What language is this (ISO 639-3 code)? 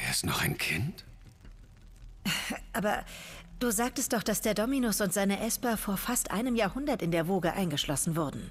deu